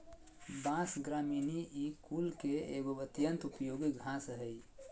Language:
Magahi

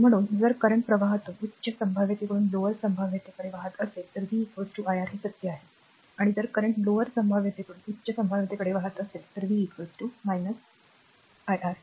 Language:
Marathi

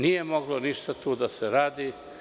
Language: Serbian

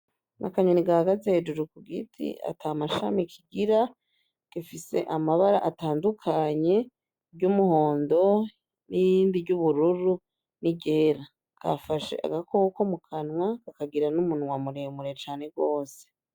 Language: Rundi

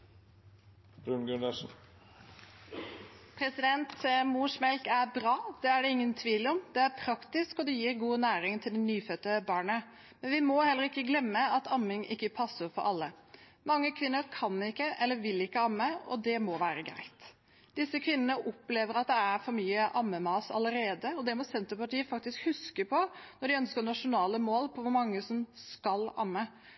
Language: Norwegian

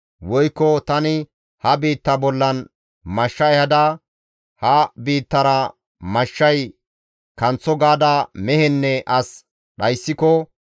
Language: Gamo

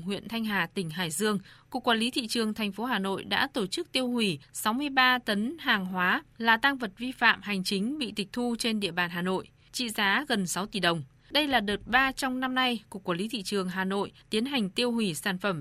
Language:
Vietnamese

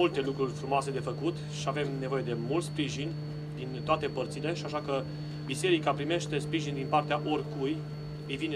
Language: Romanian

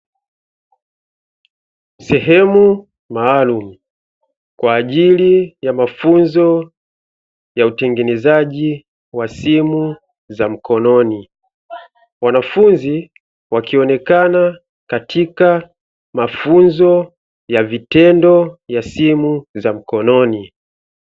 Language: Swahili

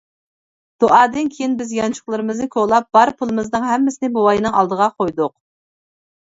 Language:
Uyghur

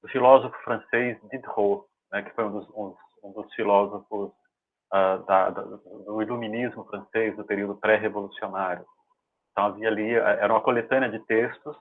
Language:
Portuguese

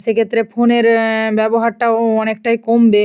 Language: Bangla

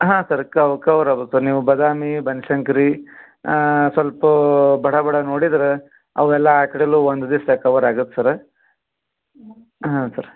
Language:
Kannada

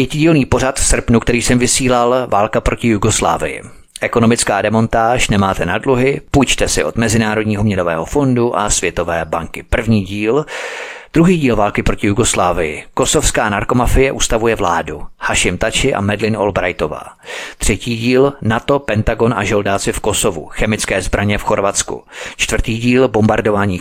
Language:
Czech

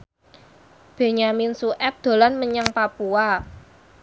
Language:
Javanese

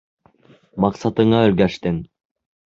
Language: Bashkir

